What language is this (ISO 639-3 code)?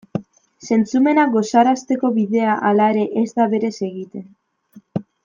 eus